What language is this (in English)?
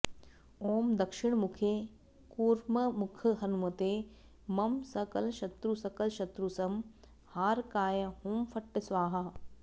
Sanskrit